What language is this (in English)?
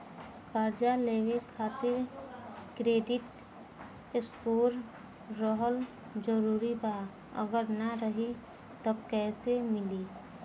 Bhojpuri